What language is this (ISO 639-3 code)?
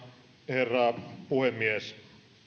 fin